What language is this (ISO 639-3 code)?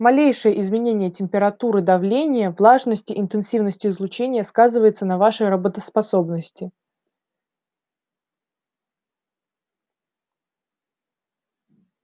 rus